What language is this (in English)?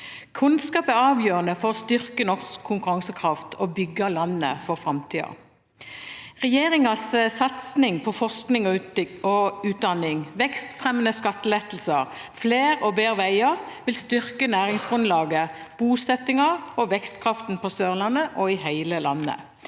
Norwegian